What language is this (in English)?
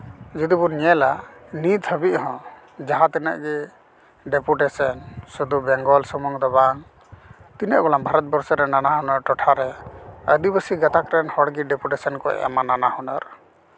Santali